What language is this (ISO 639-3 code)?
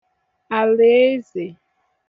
ibo